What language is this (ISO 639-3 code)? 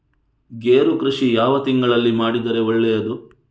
kan